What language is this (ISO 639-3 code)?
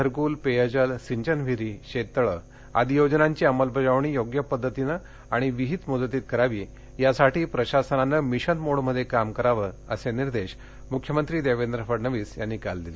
mar